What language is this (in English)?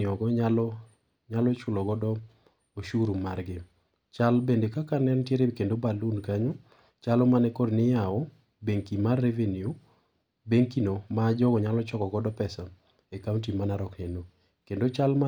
Luo (Kenya and Tanzania)